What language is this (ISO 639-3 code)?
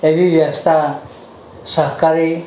guj